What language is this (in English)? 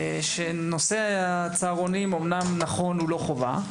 Hebrew